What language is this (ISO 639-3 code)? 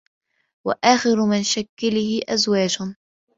ara